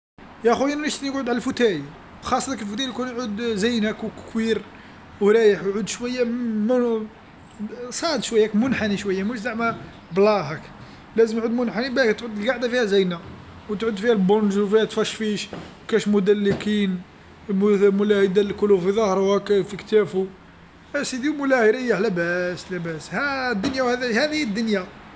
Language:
Algerian Arabic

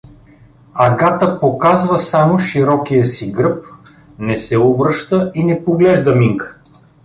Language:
Bulgarian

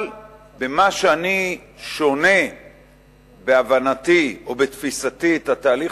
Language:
Hebrew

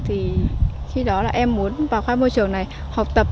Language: Vietnamese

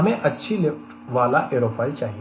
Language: Hindi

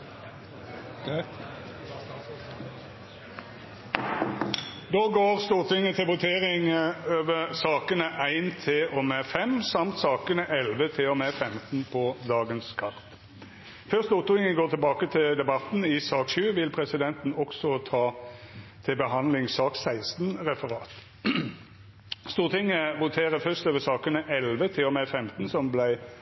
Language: Norwegian Nynorsk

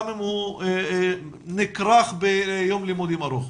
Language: Hebrew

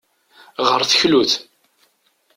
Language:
Kabyle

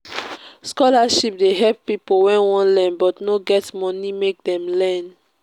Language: Nigerian Pidgin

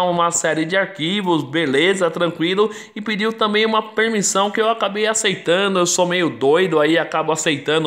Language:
Portuguese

